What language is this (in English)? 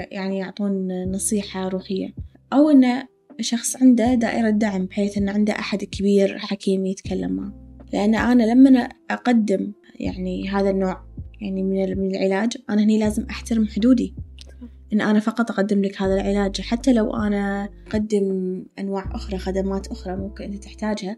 Arabic